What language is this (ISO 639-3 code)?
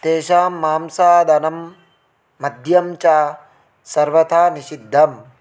san